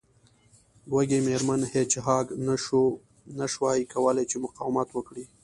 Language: Pashto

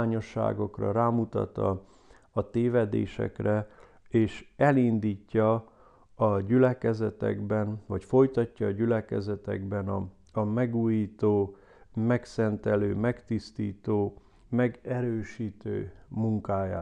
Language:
Hungarian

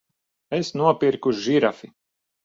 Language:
Latvian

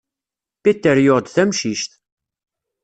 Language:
Kabyle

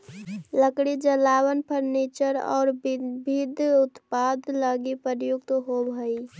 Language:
Magahi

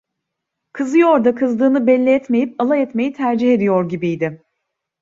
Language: Turkish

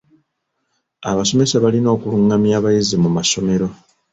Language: Ganda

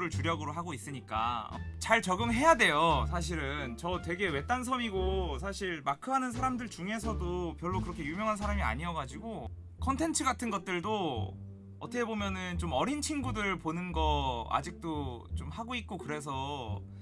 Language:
Korean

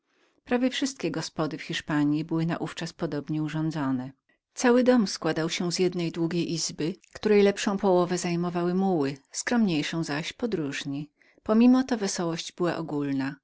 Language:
Polish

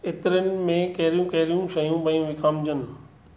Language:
Sindhi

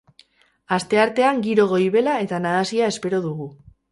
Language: Basque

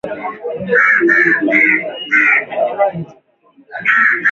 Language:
Swahili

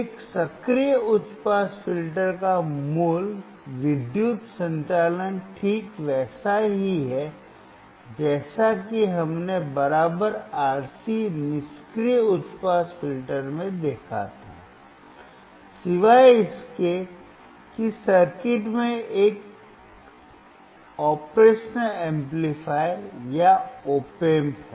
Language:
Hindi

